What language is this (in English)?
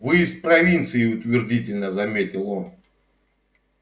Russian